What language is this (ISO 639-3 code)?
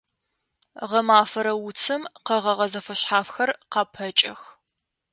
ady